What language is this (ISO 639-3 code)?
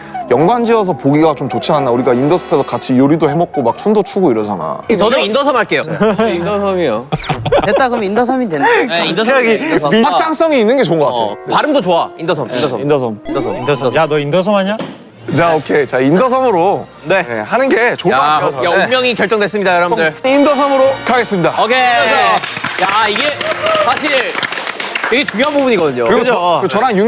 kor